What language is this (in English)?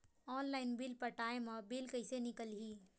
Chhattisgarhi